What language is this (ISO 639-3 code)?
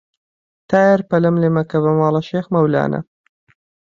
ckb